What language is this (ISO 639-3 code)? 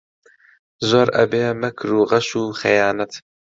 ckb